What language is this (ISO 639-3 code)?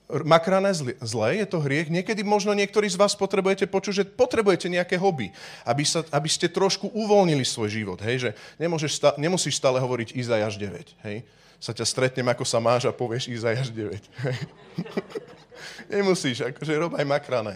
slk